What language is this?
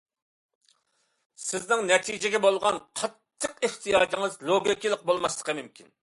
Uyghur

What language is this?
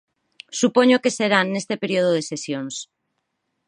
Galician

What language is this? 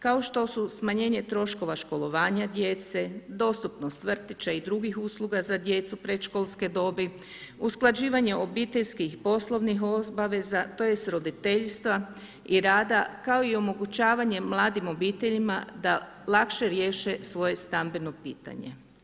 Croatian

